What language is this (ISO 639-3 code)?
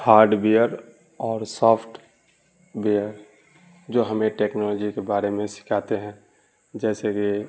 urd